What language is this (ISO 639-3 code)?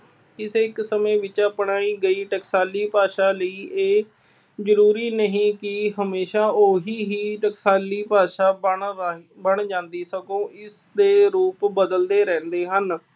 pan